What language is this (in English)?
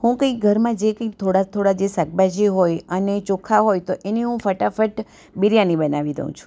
Gujarati